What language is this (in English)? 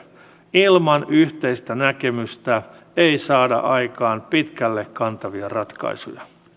Finnish